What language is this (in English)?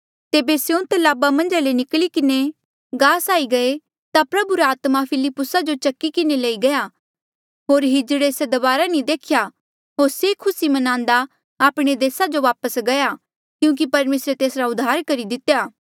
Mandeali